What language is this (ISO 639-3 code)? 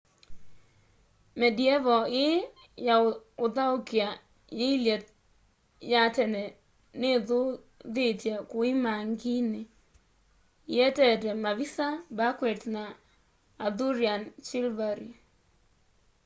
kam